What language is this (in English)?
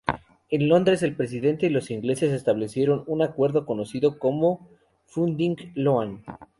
Spanish